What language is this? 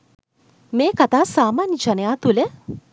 Sinhala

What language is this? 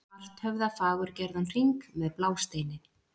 Icelandic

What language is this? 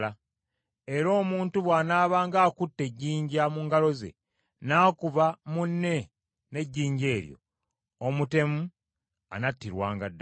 Ganda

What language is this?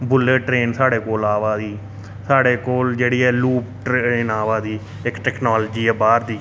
Dogri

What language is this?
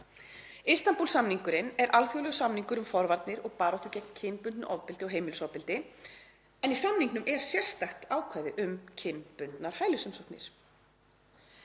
Icelandic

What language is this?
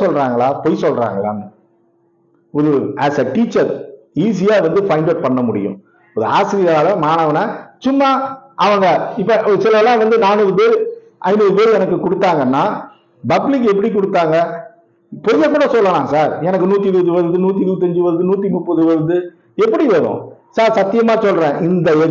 Tamil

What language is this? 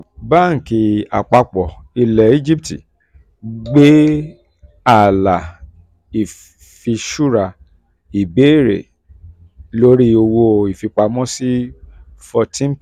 Yoruba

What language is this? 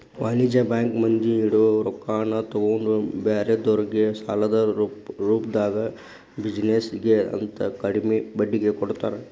Kannada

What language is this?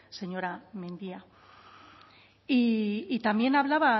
Spanish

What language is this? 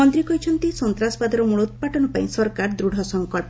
Odia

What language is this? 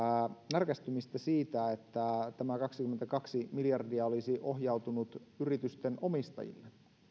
Finnish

